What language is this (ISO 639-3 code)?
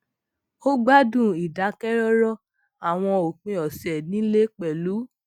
yor